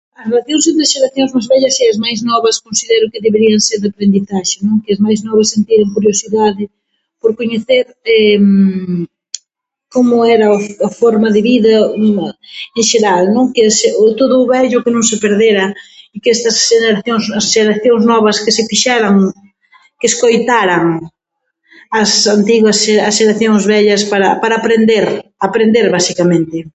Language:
Galician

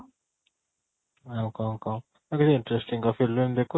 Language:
Odia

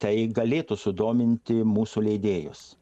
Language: Lithuanian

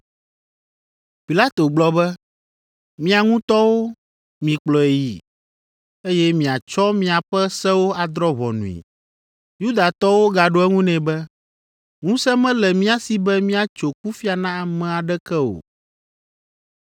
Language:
Ewe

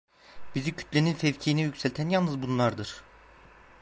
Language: Turkish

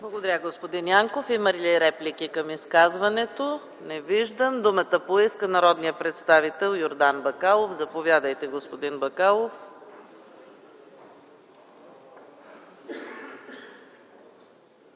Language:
Bulgarian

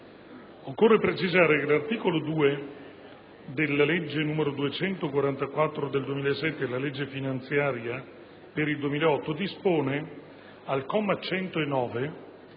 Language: Italian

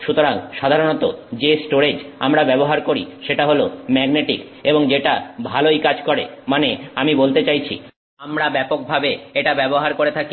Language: Bangla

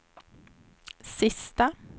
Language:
Swedish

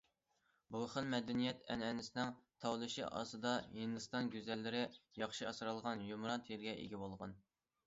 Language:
Uyghur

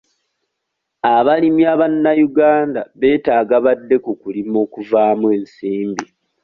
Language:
Ganda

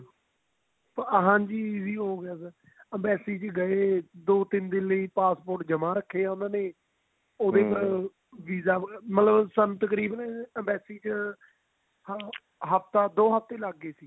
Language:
Punjabi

